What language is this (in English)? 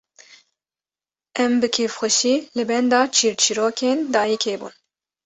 Kurdish